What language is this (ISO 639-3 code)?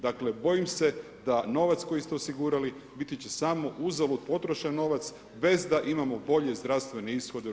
hrv